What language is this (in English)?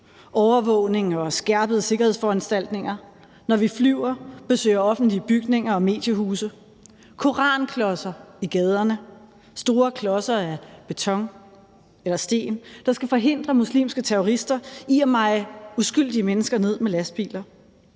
Danish